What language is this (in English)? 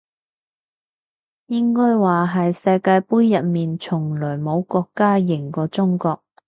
Cantonese